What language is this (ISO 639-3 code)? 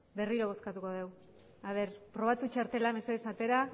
eus